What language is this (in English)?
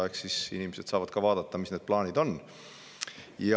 Estonian